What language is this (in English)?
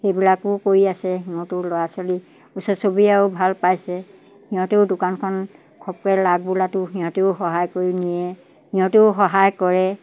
Assamese